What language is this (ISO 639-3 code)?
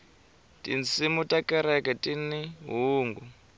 tso